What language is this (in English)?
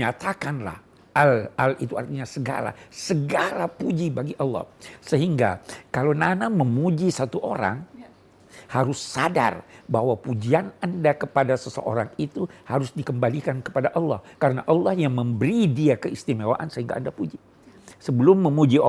Indonesian